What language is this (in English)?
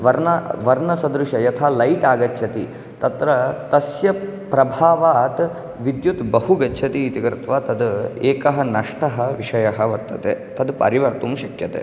Sanskrit